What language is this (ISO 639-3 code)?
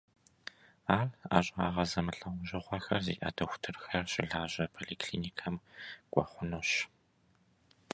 kbd